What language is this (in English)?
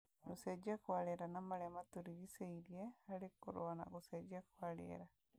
Kikuyu